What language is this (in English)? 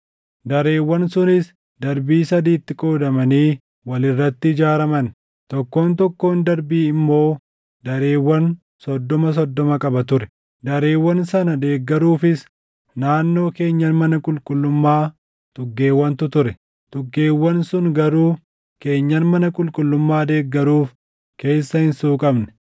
Oromo